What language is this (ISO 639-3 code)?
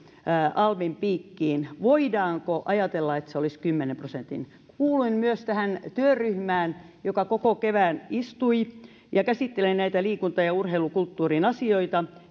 fin